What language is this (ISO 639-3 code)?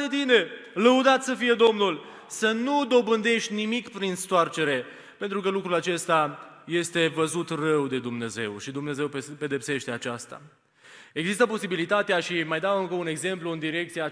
ron